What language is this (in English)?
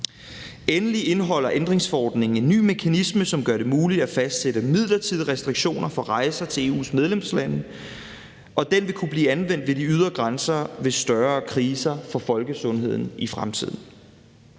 Danish